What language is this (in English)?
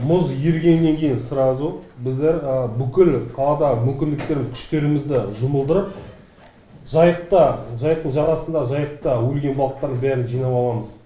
Kazakh